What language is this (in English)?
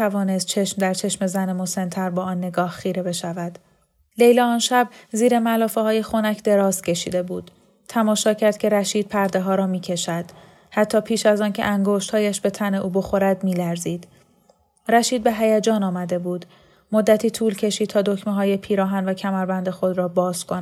Persian